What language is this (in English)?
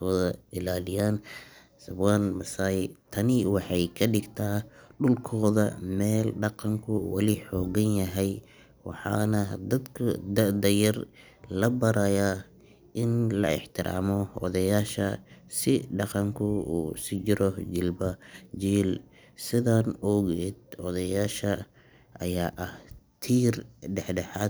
Somali